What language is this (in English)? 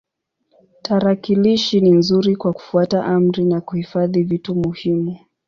Swahili